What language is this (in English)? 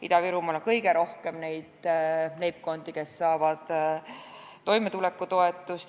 Estonian